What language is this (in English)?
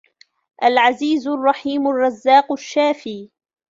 Arabic